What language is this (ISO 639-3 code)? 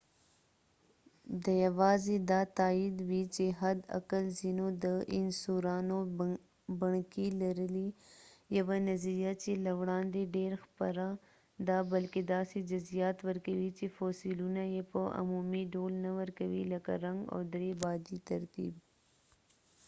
pus